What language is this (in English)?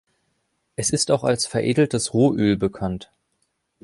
German